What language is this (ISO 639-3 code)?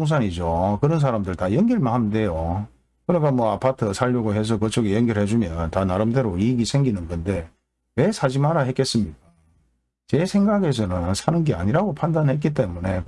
kor